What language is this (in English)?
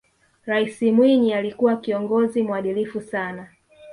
Swahili